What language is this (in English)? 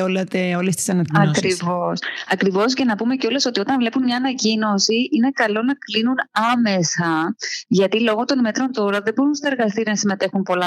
Greek